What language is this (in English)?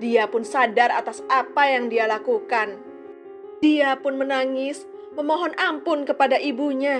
Indonesian